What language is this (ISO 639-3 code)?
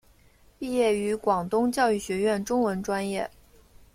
zho